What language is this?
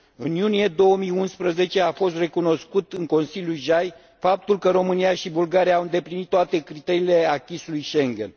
Romanian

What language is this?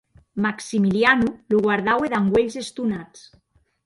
Occitan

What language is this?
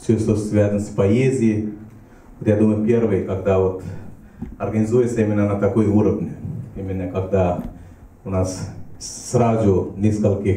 Russian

